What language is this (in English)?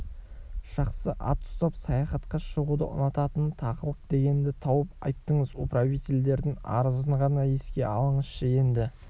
Kazakh